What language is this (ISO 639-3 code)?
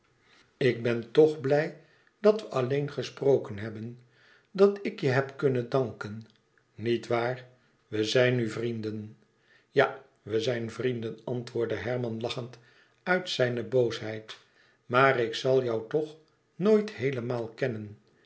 nld